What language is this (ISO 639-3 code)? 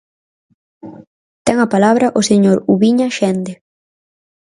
glg